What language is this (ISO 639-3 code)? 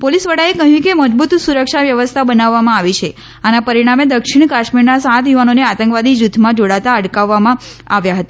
guj